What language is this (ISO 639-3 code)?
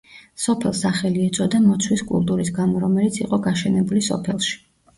kat